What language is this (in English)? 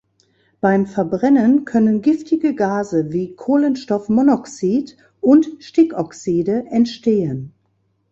German